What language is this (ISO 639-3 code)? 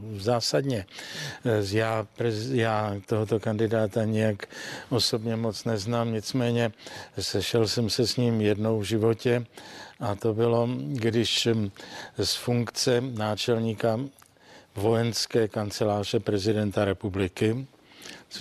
ces